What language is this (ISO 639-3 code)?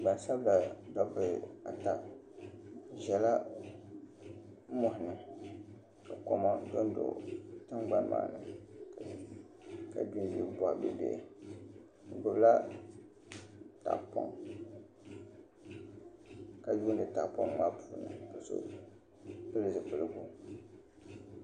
dag